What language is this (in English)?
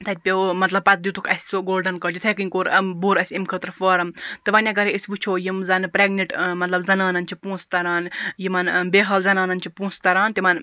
Kashmiri